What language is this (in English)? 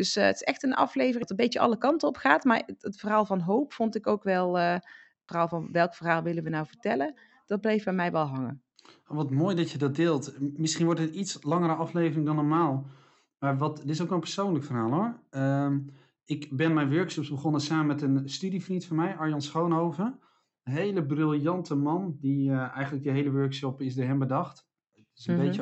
Dutch